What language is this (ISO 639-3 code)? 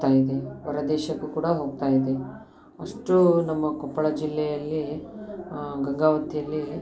kan